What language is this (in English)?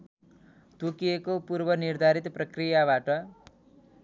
Nepali